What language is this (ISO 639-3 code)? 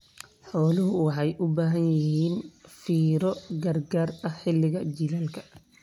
som